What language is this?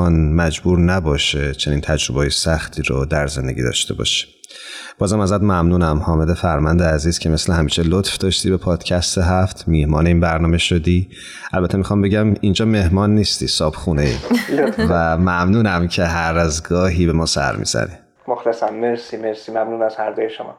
Persian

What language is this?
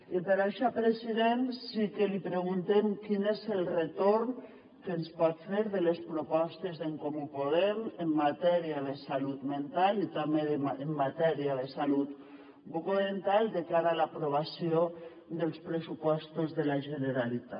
Catalan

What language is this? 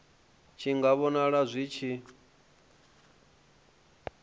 Venda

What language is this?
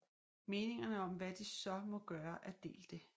Danish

